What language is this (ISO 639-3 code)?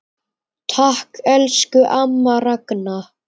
isl